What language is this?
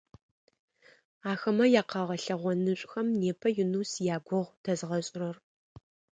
Adyghe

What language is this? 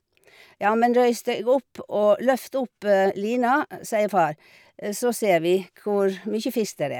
Norwegian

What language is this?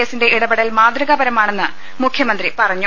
Malayalam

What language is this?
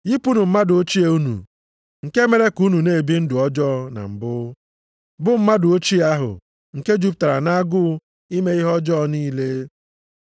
Igbo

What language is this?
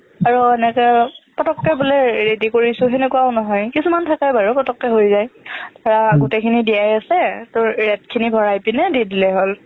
Assamese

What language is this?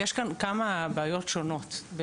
Hebrew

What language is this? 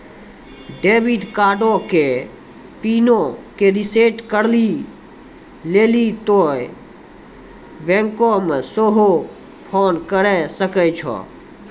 Maithili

